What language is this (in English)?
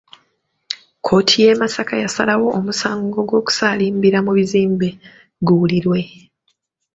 Ganda